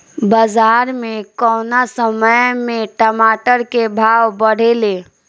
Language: Bhojpuri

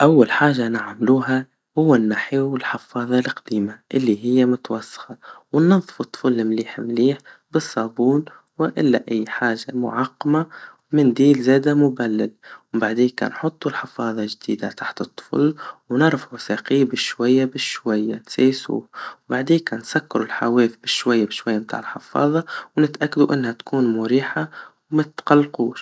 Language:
Tunisian Arabic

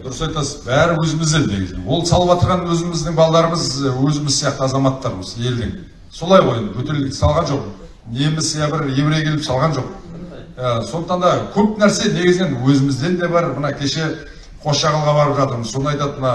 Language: Turkish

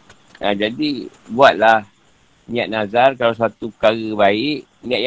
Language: Malay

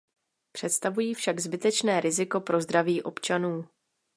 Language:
Czech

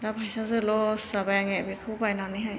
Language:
Bodo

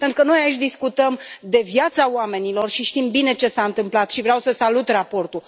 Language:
Romanian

